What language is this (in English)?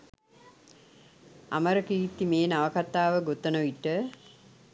Sinhala